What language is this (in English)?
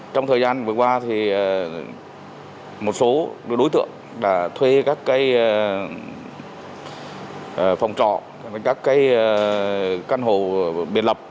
Vietnamese